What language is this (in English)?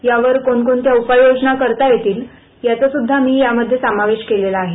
Marathi